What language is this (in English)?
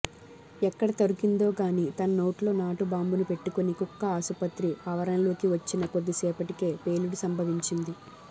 Telugu